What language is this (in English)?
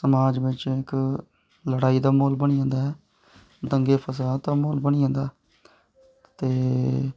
Dogri